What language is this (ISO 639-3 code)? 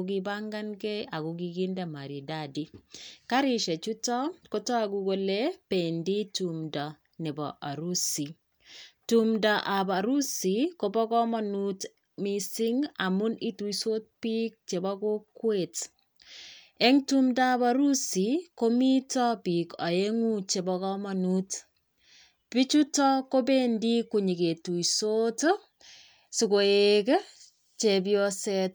kln